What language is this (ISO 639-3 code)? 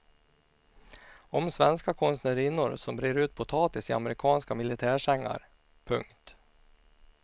swe